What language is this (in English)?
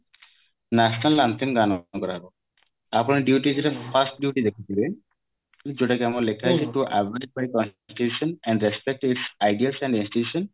Odia